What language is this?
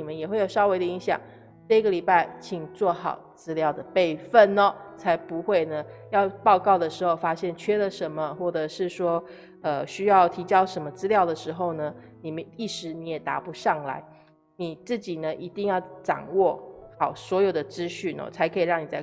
Chinese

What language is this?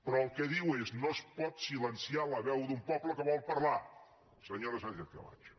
Catalan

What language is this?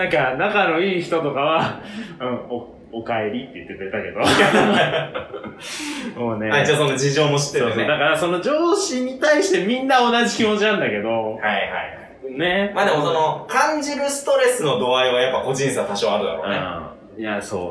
Japanese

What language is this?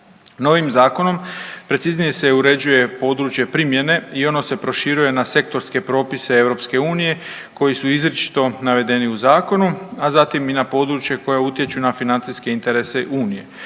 Croatian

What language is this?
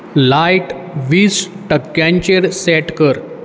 Konkani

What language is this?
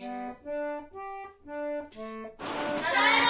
Japanese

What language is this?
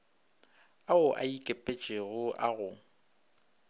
Northern Sotho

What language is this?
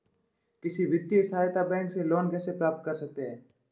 Hindi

